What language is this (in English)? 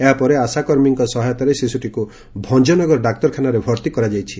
Odia